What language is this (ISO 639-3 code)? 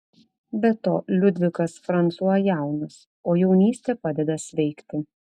lit